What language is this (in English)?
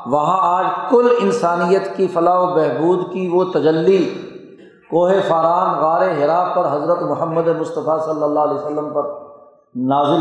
Urdu